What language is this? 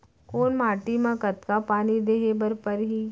Chhattisgarhi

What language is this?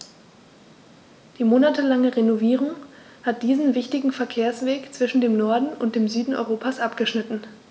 German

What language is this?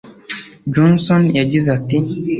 Kinyarwanda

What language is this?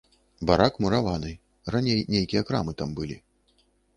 Belarusian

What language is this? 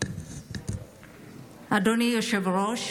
Hebrew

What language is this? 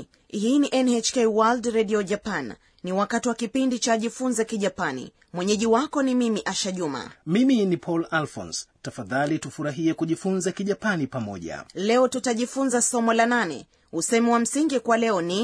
Swahili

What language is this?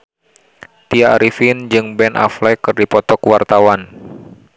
Sundanese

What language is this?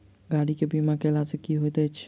Maithili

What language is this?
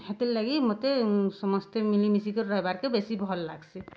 Odia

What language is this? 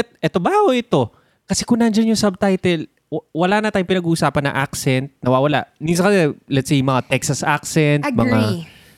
Filipino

